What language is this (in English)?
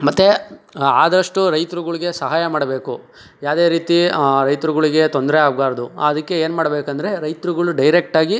Kannada